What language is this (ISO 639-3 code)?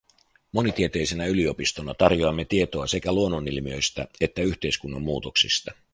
fin